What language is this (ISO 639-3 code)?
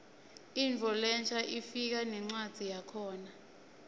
ssw